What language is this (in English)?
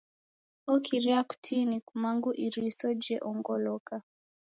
Taita